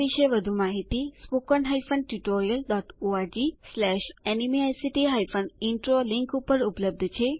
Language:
Gujarati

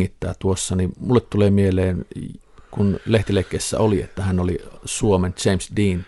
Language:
Finnish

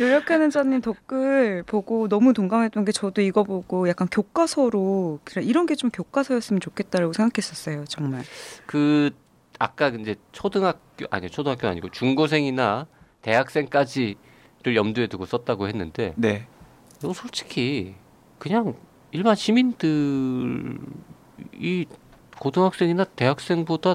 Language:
Korean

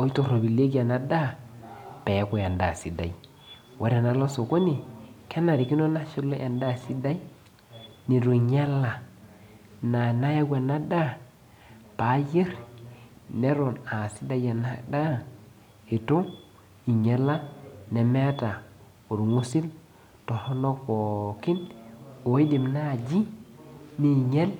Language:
Masai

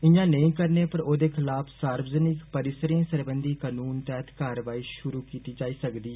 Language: Dogri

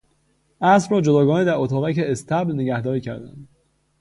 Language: Persian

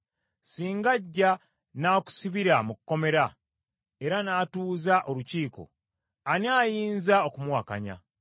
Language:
Ganda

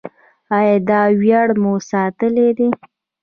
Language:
Pashto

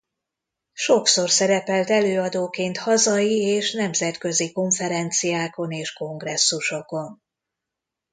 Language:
Hungarian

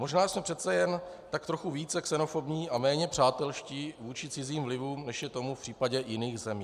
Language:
Czech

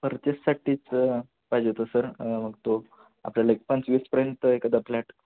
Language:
Marathi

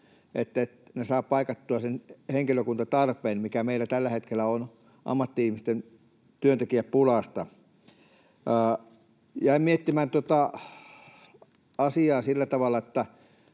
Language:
Finnish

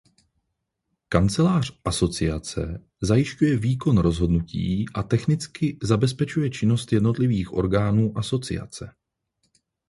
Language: Czech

